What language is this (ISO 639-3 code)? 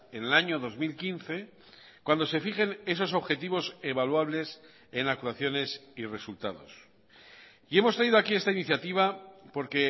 spa